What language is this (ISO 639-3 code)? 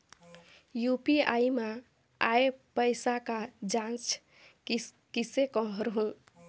hne